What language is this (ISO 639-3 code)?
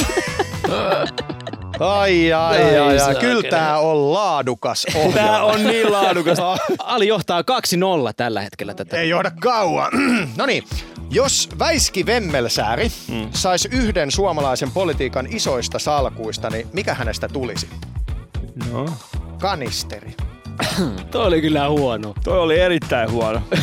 fin